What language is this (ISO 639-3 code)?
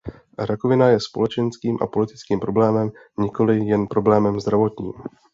ces